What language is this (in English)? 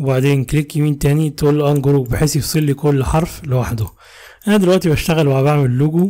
Arabic